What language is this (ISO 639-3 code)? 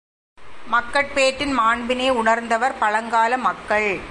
tam